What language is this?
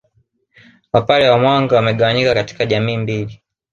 Swahili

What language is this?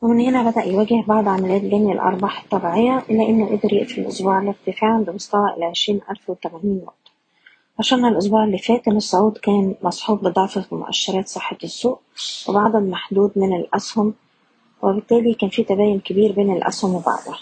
Arabic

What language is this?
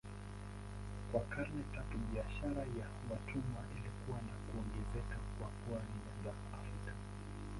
Swahili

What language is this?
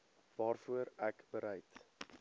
Afrikaans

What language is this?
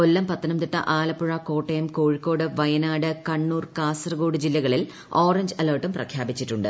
Malayalam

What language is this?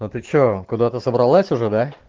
Russian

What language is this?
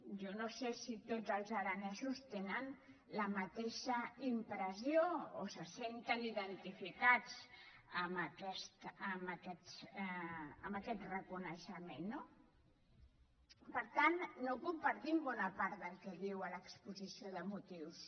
Catalan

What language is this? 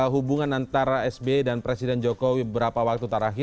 Indonesian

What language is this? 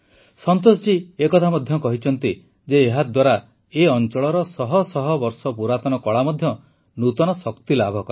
Odia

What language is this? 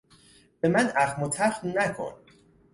Persian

